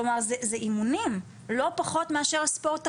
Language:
Hebrew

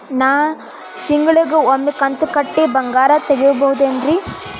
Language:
Kannada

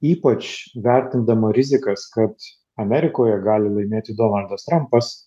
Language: Lithuanian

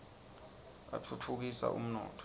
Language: Swati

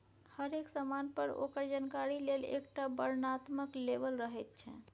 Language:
Maithili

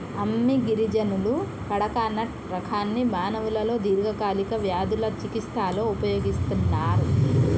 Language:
Telugu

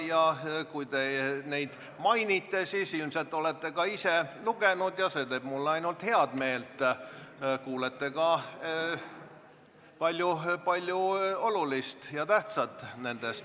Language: Estonian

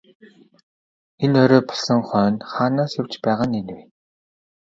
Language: Mongolian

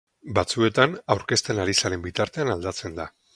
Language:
Basque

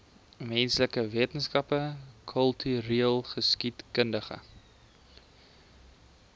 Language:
Afrikaans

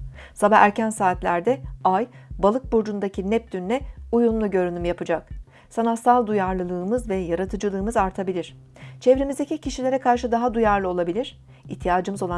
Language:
Turkish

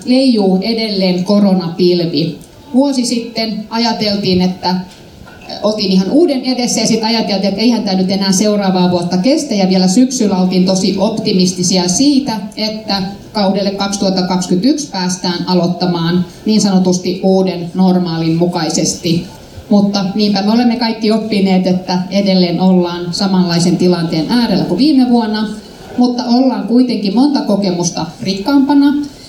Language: Finnish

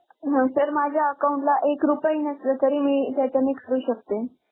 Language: Marathi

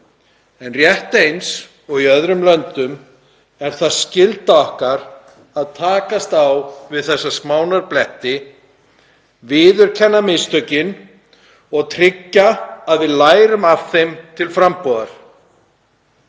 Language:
Icelandic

